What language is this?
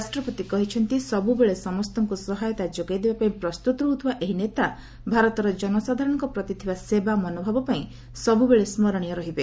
Odia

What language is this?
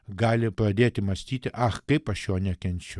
Lithuanian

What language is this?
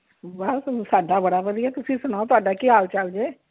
Punjabi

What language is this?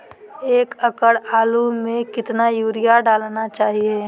Magahi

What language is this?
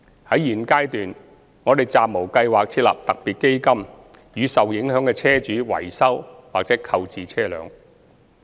Cantonese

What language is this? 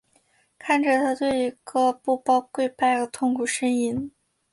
Chinese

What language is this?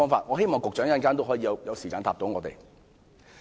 Cantonese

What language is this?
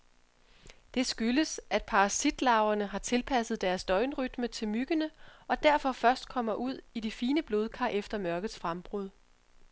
Danish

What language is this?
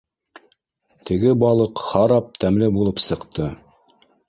Bashkir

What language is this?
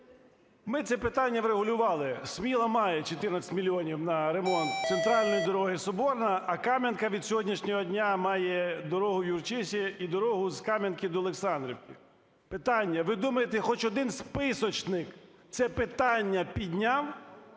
Ukrainian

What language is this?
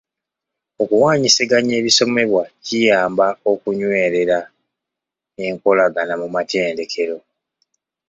Ganda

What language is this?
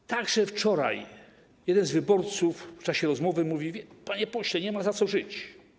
Polish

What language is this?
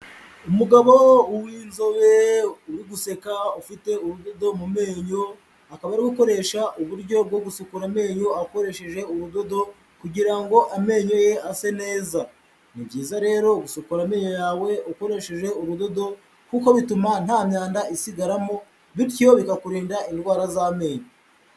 Kinyarwanda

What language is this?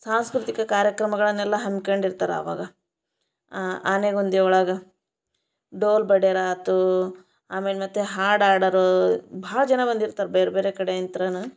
Kannada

